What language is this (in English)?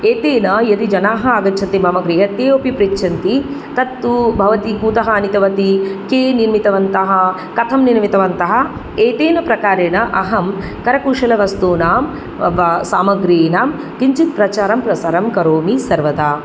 Sanskrit